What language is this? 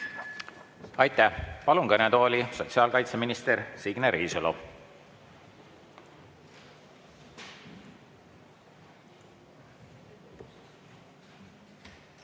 Estonian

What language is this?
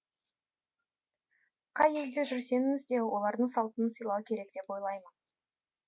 Kazakh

